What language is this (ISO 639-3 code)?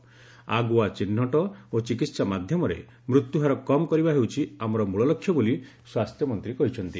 ori